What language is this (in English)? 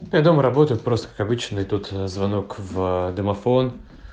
Russian